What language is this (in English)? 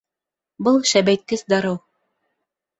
Bashkir